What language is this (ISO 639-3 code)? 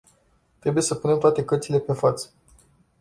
ron